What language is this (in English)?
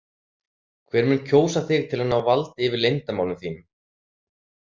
Icelandic